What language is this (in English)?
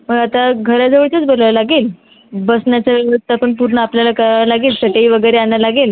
Marathi